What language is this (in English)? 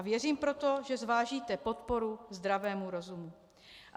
Czech